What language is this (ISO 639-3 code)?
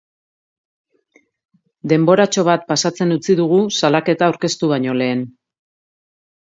eus